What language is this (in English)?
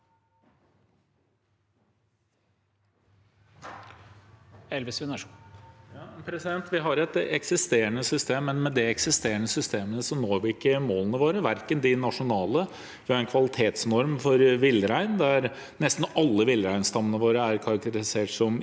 Norwegian